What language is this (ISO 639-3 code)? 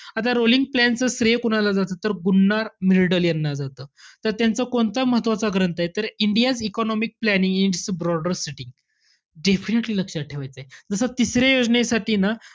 mar